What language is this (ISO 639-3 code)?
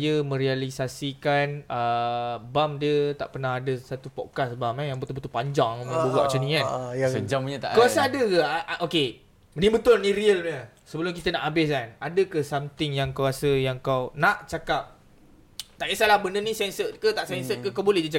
msa